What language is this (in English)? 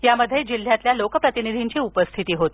Marathi